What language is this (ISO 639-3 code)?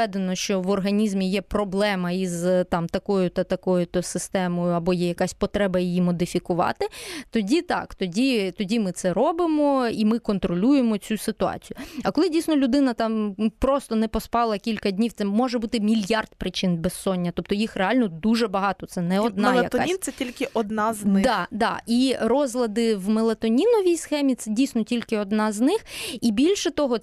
ukr